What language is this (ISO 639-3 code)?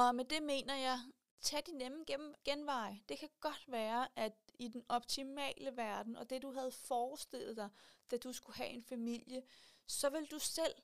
dan